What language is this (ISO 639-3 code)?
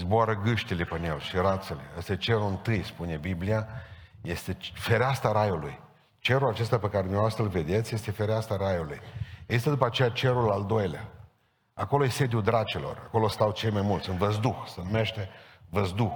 ron